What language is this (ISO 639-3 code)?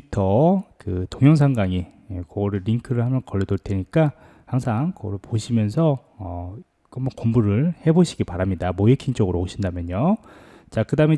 kor